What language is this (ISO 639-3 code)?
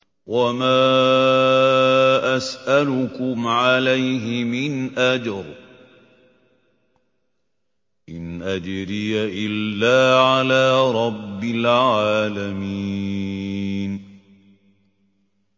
ara